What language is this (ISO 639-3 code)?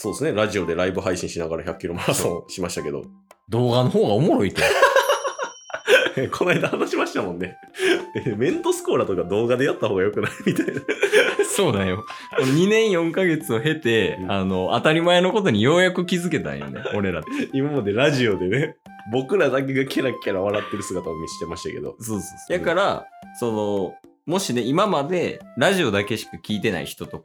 jpn